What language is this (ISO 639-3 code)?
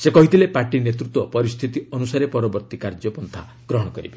ori